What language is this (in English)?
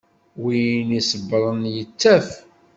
Kabyle